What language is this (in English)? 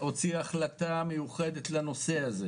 Hebrew